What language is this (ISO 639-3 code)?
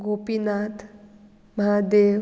kok